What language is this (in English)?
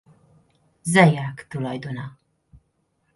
Hungarian